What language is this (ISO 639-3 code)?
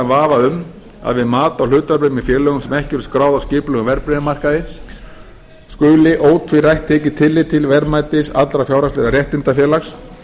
isl